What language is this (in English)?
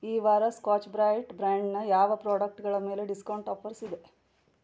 Kannada